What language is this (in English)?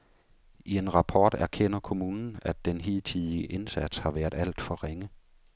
Danish